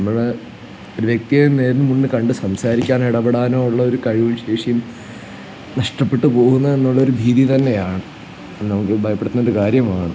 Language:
Malayalam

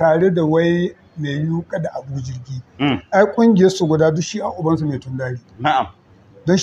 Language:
Arabic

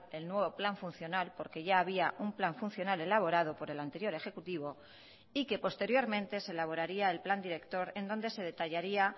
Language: Spanish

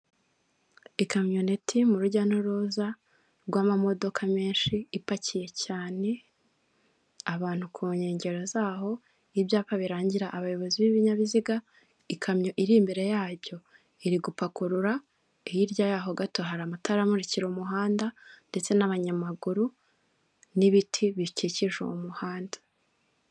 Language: Kinyarwanda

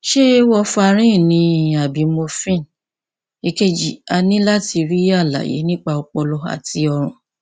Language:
Yoruba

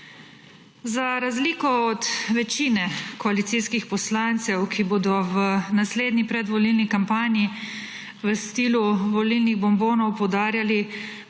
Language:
Slovenian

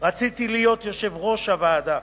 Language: Hebrew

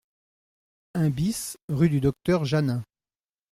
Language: French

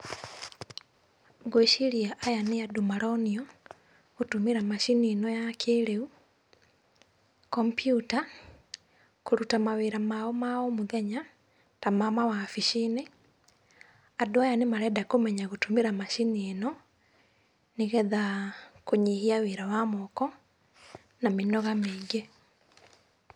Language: Kikuyu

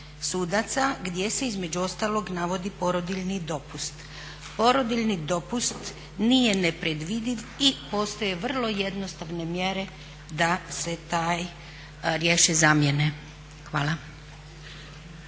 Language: Croatian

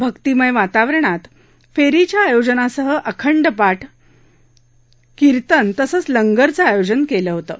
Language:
Marathi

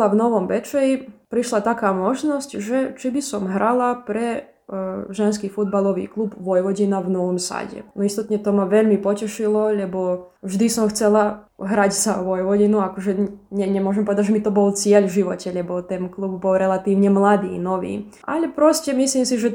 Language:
Slovak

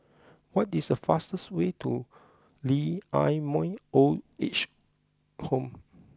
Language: English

